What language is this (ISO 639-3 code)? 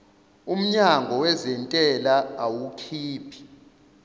zul